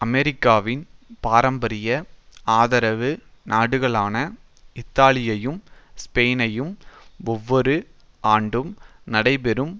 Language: Tamil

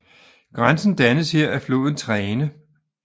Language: Danish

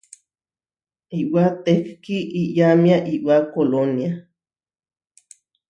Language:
Huarijio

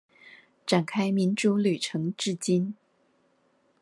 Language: Chinese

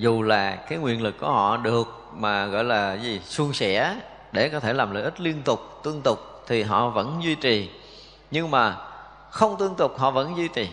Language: Vietnamese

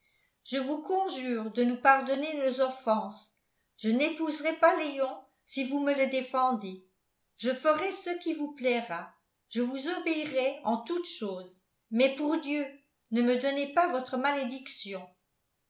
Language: French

